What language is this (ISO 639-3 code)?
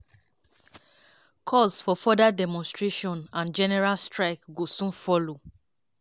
pcm